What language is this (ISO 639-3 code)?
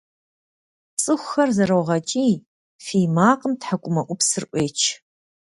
kbd